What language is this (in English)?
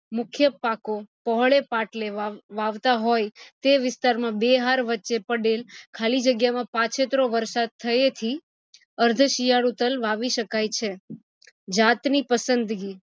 Gujarati